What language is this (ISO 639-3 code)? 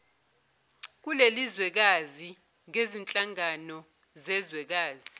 zul